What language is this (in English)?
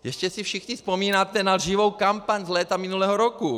Czech